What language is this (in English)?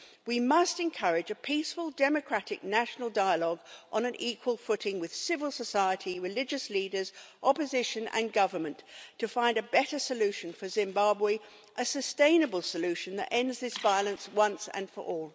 English